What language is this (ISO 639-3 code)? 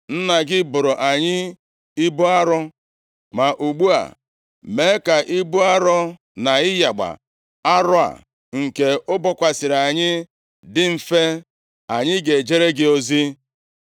ibo